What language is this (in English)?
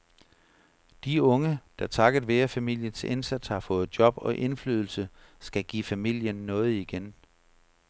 Danish